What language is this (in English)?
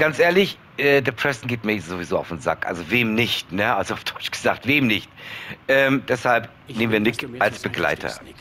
German